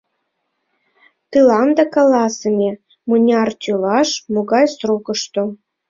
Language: Mari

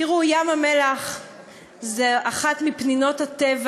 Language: Hebrew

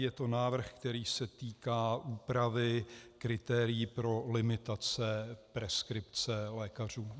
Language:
Czech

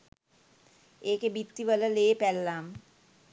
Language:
Sinhala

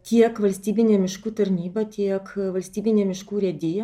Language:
Lithuanian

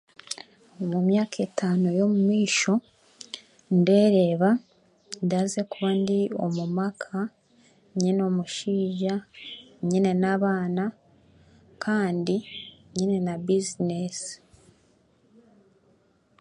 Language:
Chiga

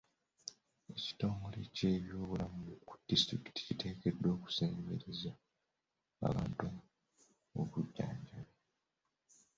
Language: Ganda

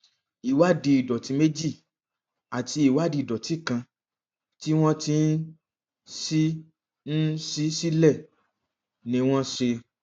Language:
Yoruba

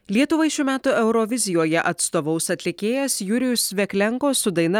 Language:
Lithuanian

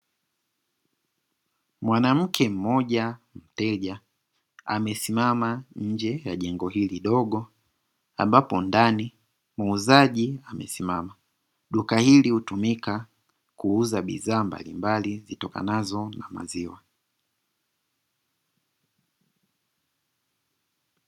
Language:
Swahili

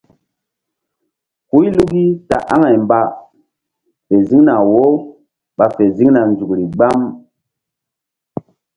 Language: Mbum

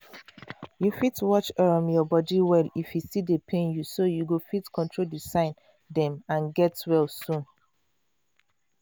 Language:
Nigerian Pidgin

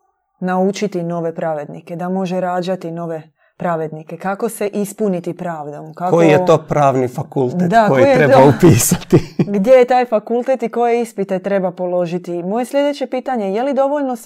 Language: Croatian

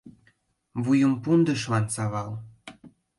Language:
Mari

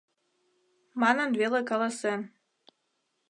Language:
Mari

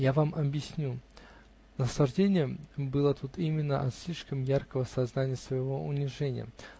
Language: Russian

